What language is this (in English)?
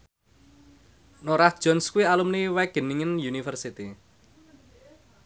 Javanese